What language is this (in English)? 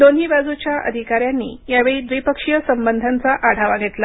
Marathi